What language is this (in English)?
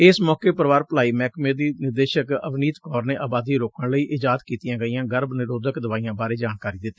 Punjabi